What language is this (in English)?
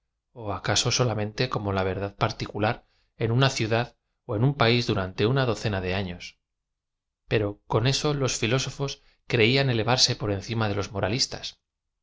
Spanish